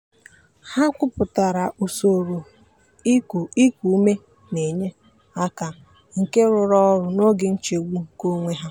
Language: Igbo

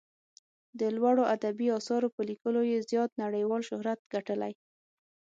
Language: Pashto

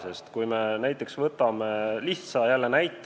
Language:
Estonian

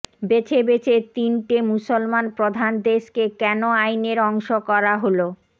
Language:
Bangla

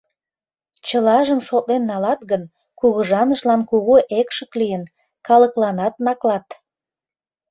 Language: Mari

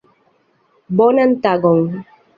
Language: Esperanto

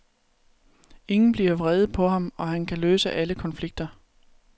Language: Danish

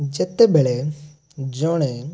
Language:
Odia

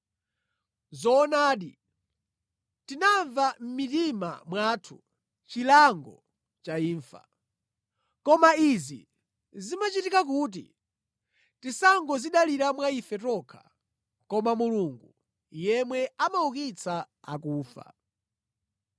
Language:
Nyanja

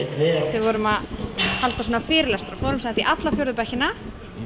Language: Icelandic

